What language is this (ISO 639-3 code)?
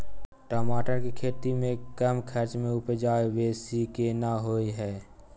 mai